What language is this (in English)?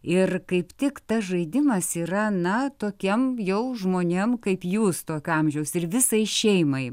Lithuanian